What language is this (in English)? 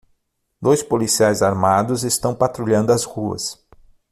Portuguese